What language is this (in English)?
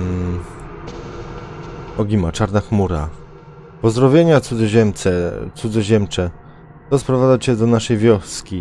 Polish